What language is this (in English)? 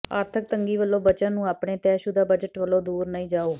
Punjabi